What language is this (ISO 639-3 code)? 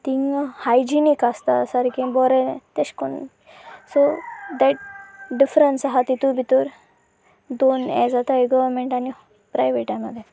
kok